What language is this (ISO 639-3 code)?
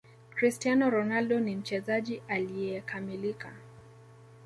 swa